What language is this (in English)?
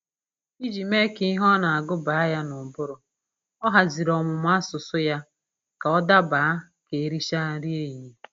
Igbo